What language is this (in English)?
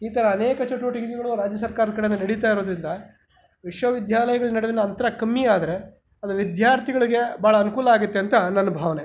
Kannada